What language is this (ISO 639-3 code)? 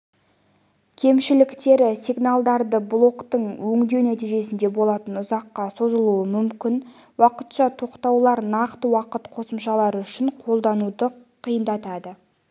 kaz